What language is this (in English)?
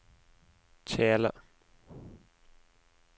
Norwegian